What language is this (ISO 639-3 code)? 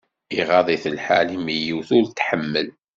kab